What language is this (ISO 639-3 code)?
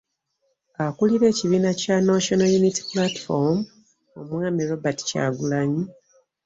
lug